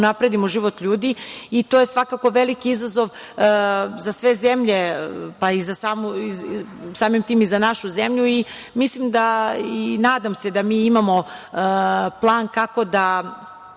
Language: Serbian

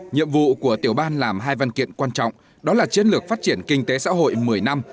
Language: Vietnamese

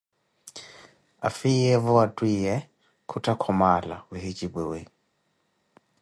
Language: Koti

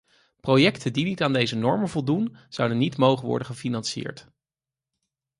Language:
Dutch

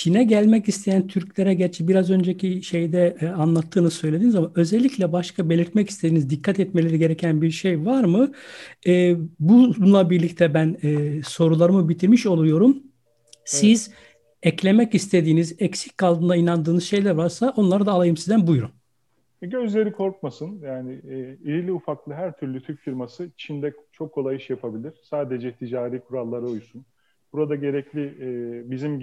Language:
Turkish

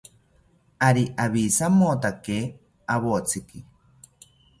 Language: South Ucayali Ashéninka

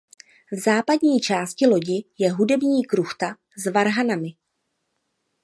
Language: Czech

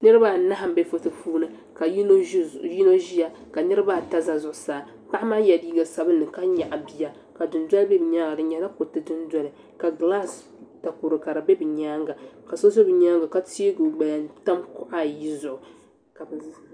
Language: Dagbani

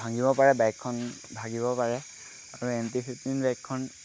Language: Assamese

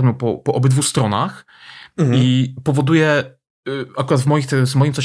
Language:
Polish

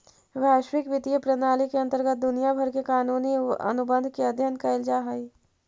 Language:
Magahi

